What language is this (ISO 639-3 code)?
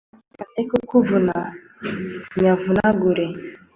kin